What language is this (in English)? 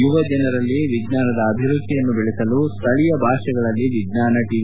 Kannada